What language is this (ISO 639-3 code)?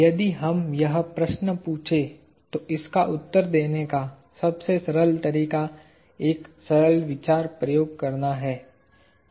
hin